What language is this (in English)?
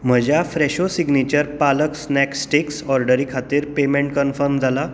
Konkani